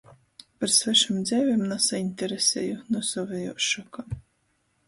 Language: Latgalian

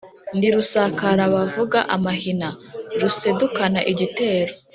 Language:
Kinyarwanda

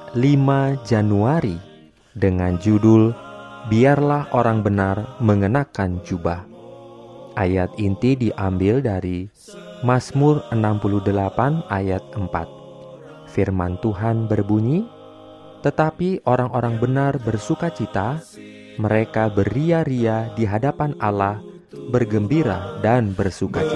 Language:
Indonesian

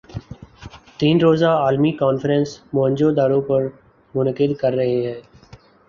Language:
Urdu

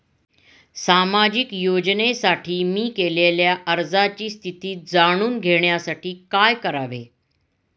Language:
Marathi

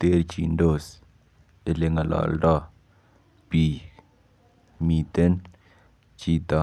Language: Kalenjin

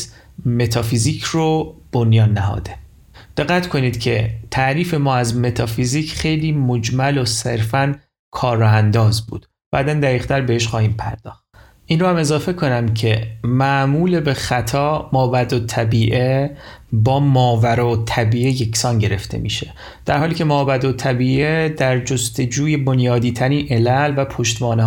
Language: Persian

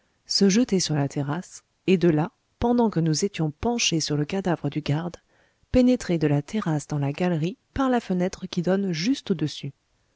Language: French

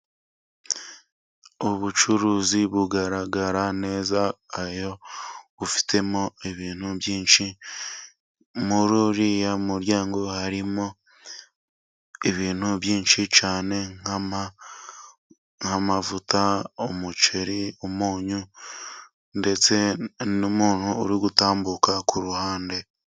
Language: Kinyarwanda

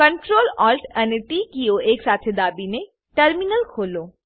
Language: Gujarati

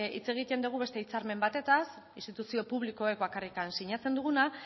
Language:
Basque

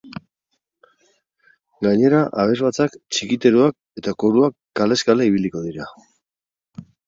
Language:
Basque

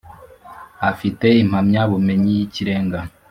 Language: Kinyarwanda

